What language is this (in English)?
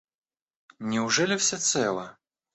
Russian